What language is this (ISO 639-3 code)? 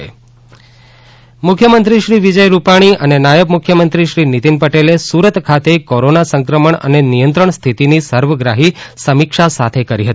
guj